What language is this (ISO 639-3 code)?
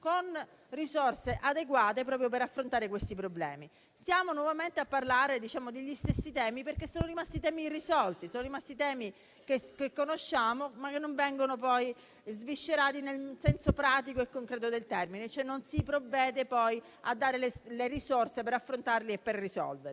ita